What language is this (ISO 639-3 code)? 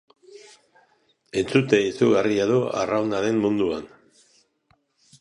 eus